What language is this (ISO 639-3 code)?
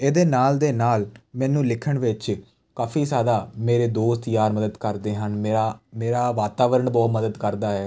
pan